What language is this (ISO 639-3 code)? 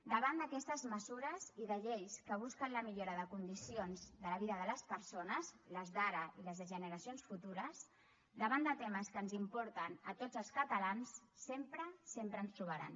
cat